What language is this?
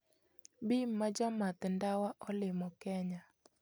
Luo (Kenya and Tanzania)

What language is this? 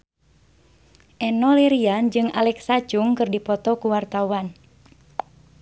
Sundanese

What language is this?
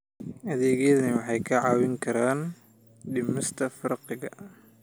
Somali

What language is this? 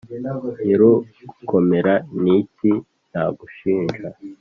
Kinyarwanda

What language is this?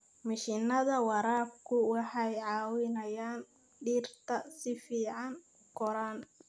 Somali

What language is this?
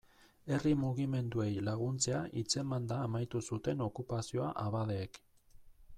Basque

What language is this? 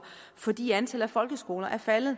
Danish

